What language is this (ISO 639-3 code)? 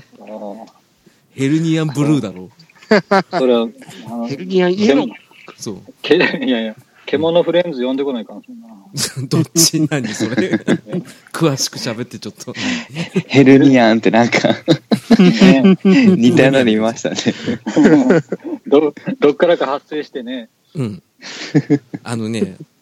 jpn